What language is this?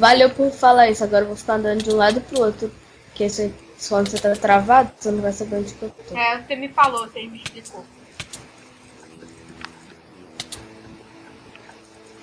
Portuguese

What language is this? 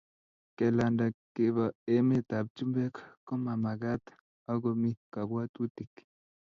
Kalenjin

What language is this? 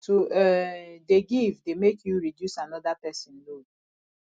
Nigerian Pidgin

